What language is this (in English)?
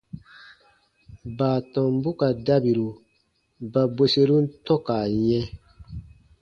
Baatonum